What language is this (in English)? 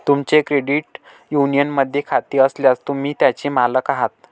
Marathi